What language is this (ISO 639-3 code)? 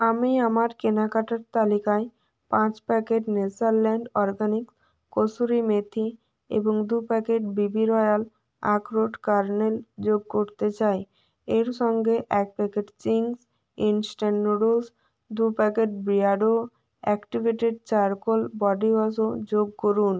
ben